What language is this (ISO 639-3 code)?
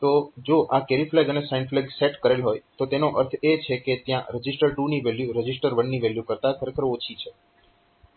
guj